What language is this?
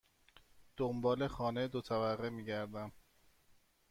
Persian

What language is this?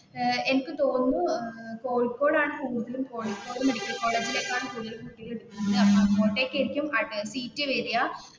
Malayalam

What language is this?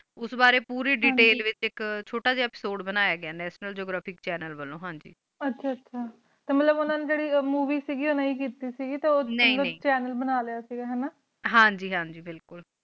Punjabi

